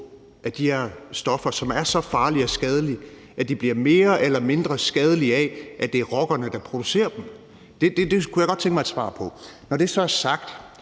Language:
Danish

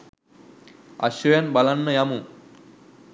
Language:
Sinhala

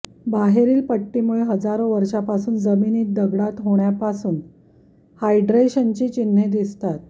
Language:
Marathi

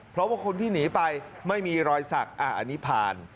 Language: Thai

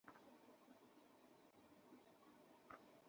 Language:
Bangla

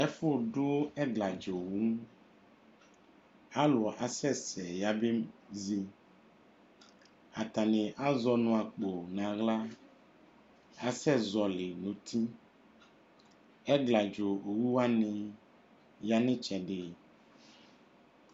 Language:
Ikposo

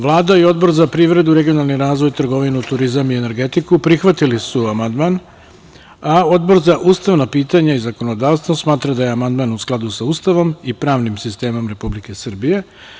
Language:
Serbian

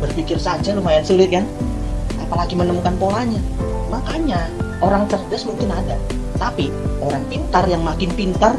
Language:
Indonesian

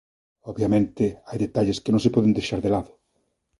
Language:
Galician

